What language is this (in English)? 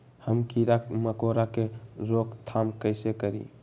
Magahi